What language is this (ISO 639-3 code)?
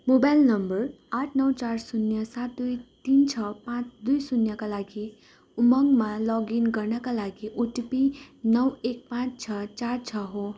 nep